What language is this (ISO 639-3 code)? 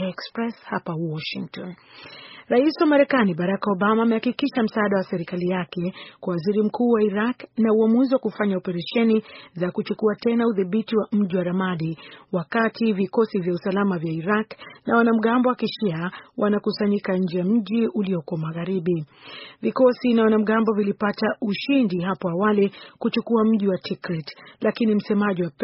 swa